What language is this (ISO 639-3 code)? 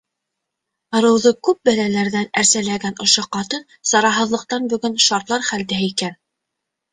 bak